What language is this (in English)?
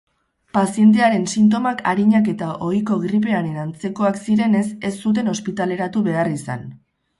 Basque